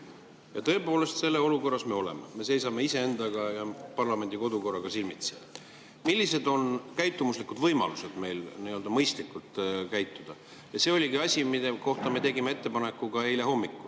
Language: Estonian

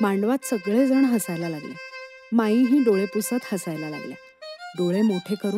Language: Marathi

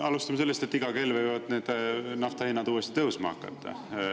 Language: Estonian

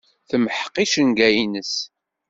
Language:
Kabyle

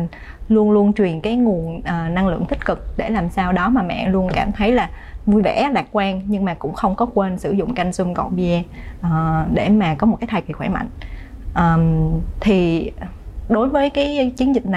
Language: Vietnamese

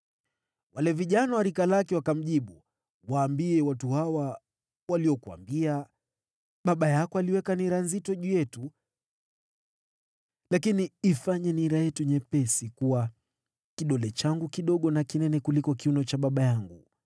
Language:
Swahili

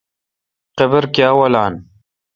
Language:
Kalkoti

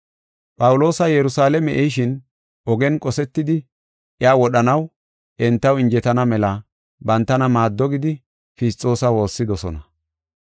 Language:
Gofa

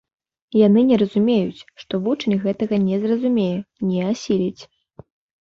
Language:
Belarusian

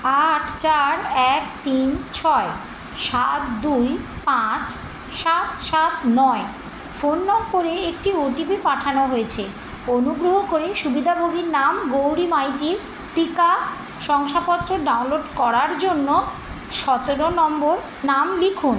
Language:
Bangla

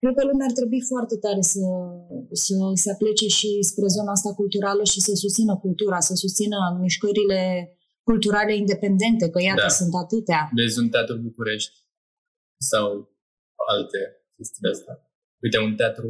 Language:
Romanian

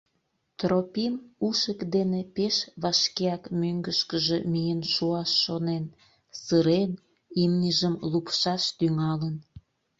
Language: Mari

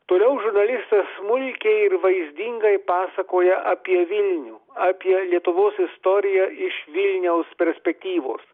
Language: Lithuanian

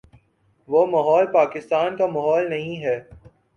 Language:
Urdu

